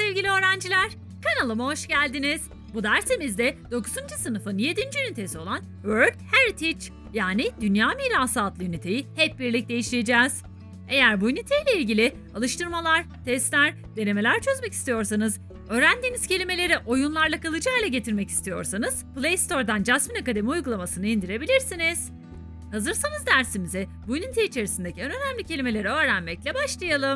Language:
Turkish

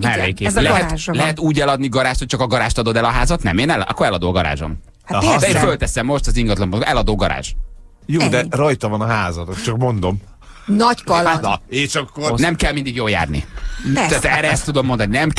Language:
Hungarian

